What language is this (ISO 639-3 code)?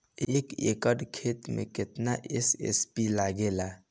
bho